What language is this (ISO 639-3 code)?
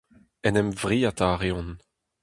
bre